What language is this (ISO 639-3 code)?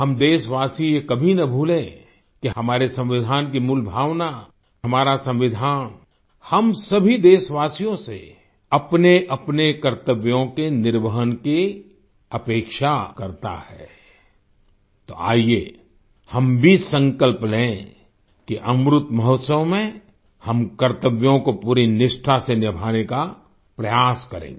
hin